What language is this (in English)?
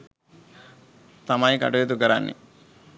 Sinhala